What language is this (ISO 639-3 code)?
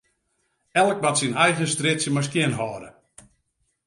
fry